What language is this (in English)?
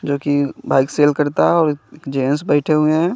Hindi